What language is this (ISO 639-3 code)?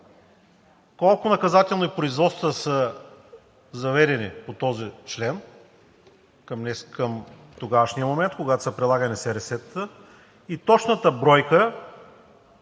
bul